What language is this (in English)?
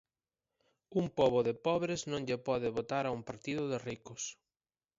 Galician